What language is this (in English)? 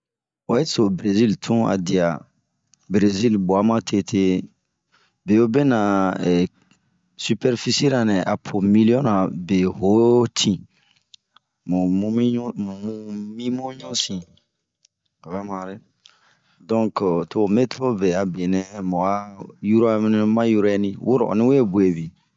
Bomu